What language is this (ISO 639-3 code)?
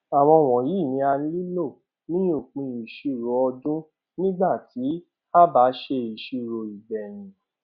yor